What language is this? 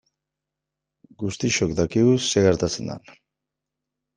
Basque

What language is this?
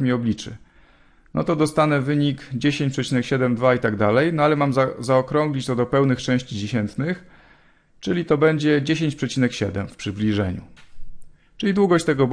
Polish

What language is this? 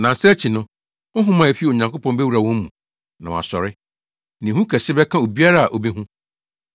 Akan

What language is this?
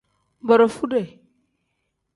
Tem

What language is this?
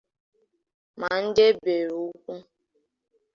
Igbo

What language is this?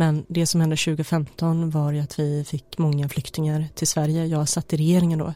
Swedish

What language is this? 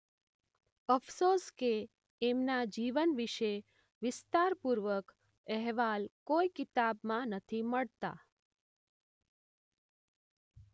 Gujarati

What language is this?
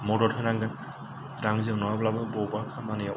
Bodo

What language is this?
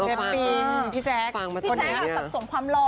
Thai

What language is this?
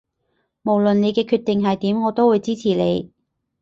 Cantonese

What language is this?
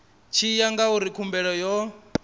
Venda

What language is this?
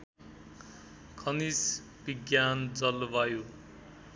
Nepali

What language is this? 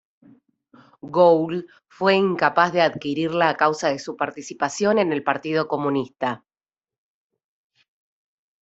Spanish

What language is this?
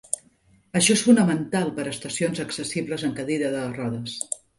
Catalan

